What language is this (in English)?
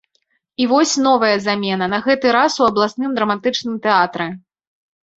Belarusian